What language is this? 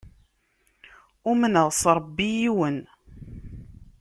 Kabyle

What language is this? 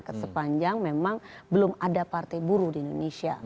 Indonesian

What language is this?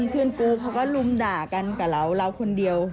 Thai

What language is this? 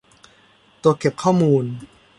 Thai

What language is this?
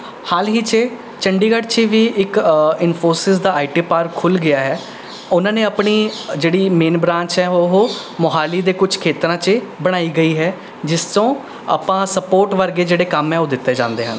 Punjabi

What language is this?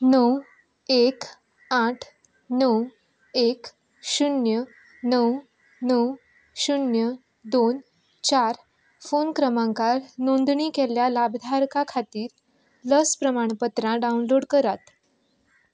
Konkani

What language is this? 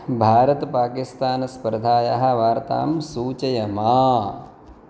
Sanskrit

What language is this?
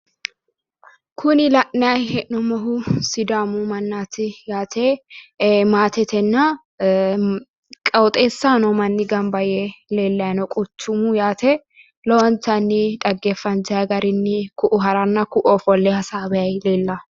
Sidamo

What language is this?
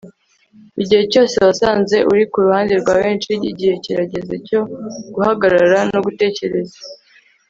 Kinyarwanda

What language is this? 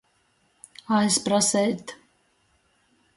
Latgalian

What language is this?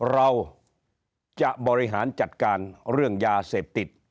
Thai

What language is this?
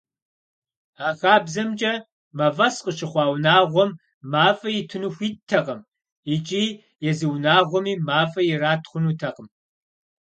Kabardian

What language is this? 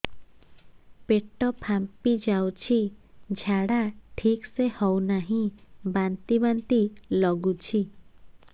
Odia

